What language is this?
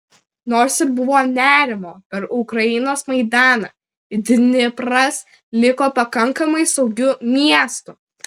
Lithuanian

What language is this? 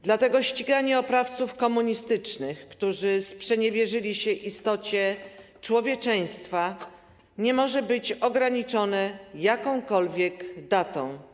Polish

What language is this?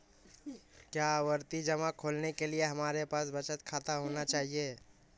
Hindi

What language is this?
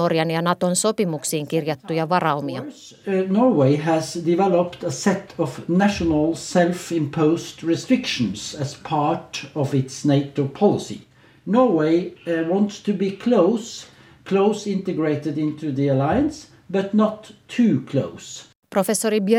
Finnish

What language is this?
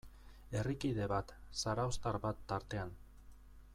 Basque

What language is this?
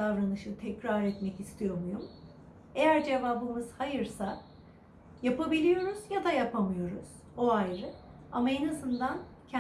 Turkish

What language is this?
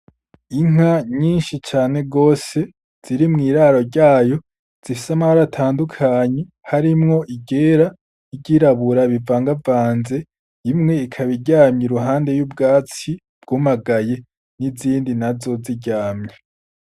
Rundi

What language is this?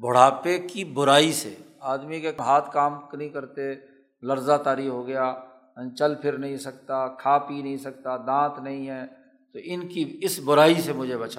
Urdu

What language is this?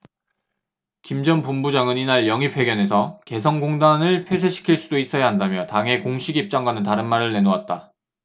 Korean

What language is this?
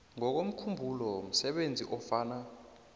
South Ndebele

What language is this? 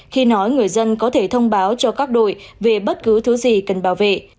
Vietnamese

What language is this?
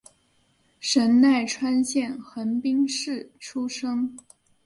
Chinese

